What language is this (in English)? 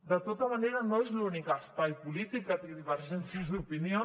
Catalan